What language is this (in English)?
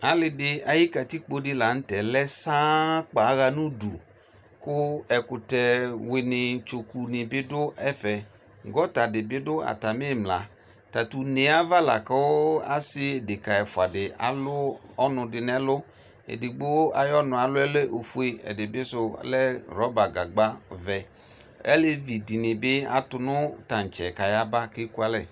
Ikposo